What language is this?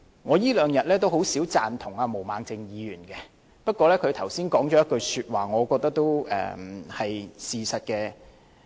Cantonese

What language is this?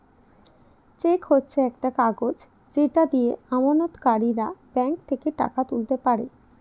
Bangla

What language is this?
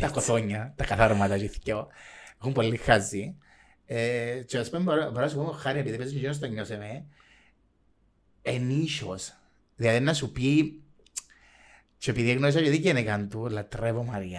Greek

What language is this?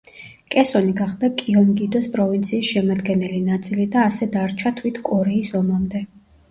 Georgian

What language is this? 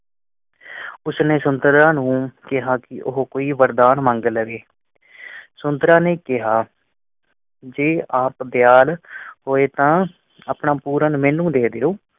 Punjabi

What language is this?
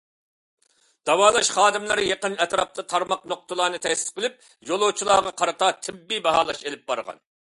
Uyghur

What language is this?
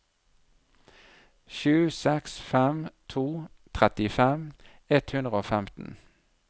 Norwegian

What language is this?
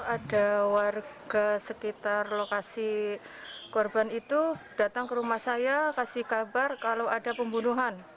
Indonesian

